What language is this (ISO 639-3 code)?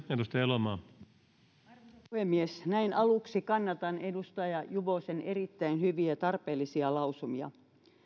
fin